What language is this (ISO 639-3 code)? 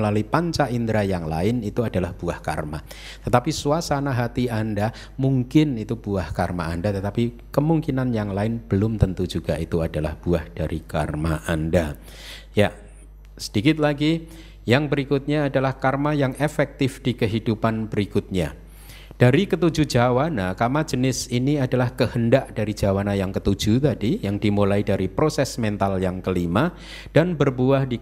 ind